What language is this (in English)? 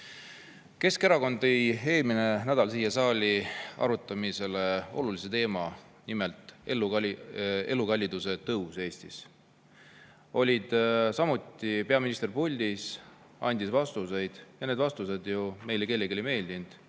Estonian